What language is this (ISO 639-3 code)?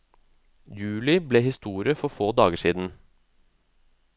nor